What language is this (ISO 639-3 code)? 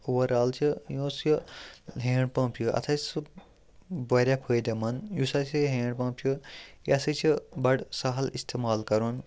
kas